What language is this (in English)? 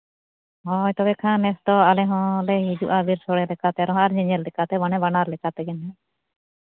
Santali